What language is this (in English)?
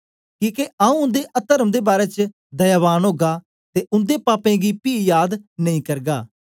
Dogri